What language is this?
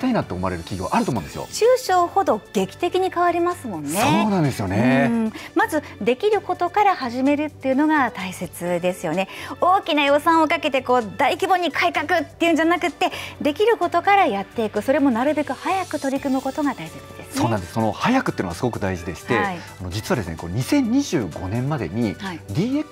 Japanese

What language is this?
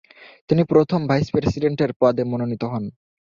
Bangla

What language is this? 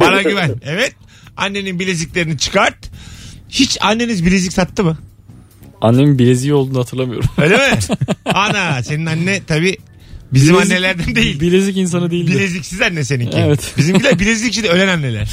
Turkish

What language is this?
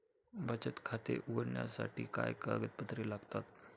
Marathi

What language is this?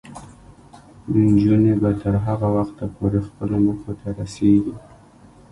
Pashto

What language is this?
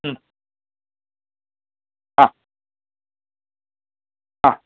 Sanskrit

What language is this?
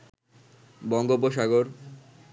Bangla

